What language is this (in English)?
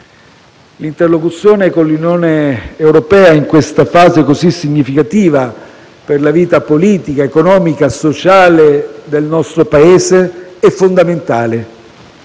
Italian